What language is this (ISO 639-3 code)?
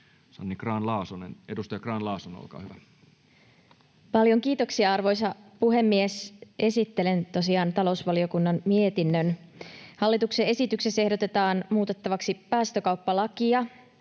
fin